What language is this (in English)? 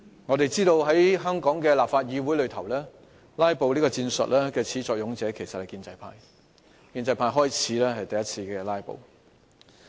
Cantonese